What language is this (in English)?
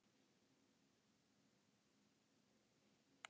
Icelandic